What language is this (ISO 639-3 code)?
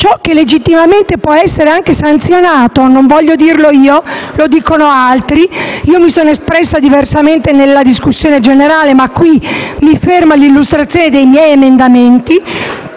ita